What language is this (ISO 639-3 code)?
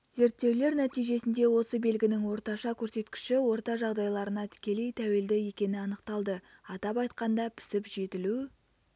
kaz